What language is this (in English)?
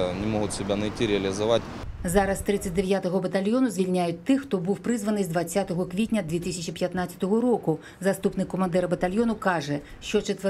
Ukrainian